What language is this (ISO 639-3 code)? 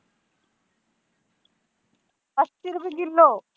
pan